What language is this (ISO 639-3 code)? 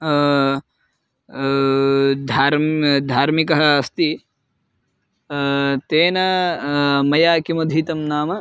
san